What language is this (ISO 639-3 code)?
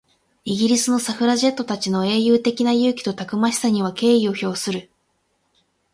jpn